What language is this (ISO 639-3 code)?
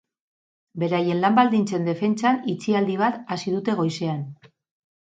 eus